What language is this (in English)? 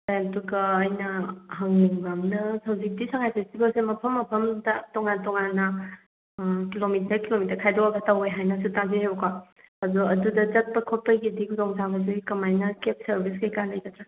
Manipuri